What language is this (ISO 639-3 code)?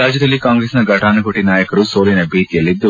kan